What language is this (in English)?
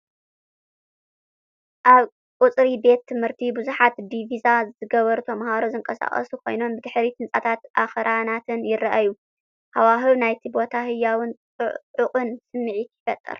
Tigrinya